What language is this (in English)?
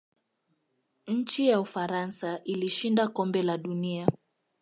Swahili